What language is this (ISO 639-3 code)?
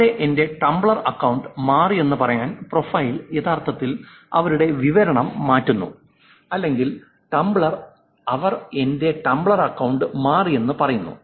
mal